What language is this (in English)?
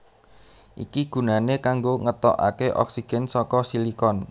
Javanese